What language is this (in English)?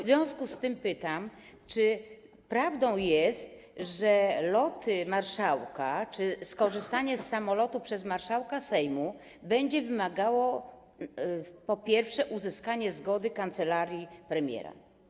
Polish